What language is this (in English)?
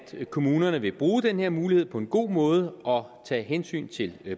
Danish